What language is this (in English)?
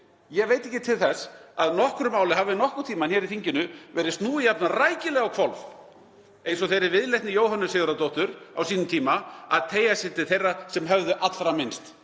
Icelandic